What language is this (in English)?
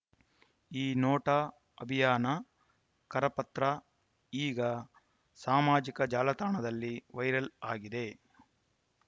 Kannada